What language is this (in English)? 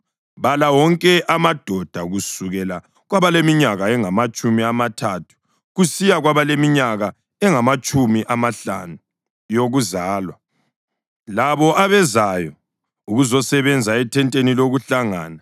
North Ndebele